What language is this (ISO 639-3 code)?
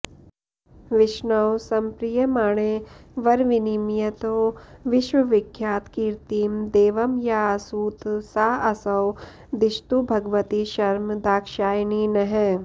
san